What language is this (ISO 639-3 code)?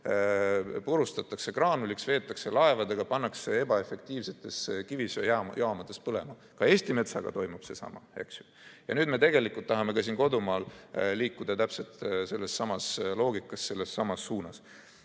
est